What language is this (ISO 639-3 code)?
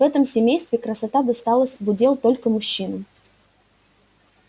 rus